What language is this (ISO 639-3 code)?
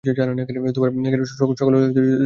ben